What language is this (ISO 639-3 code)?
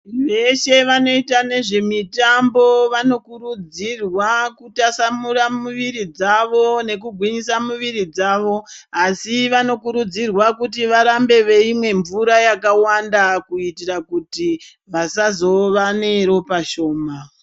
ndc